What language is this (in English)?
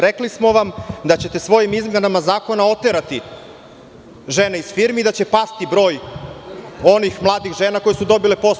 Serbian